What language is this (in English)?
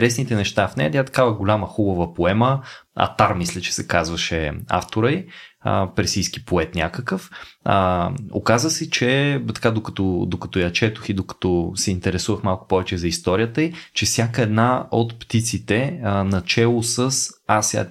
Bulgarian